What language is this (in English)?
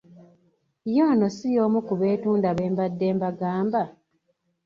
Ganda